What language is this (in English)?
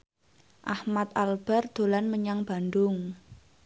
Javanese